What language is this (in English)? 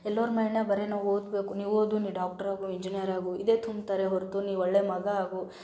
Kannada